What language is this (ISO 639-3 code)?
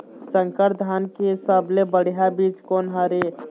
hne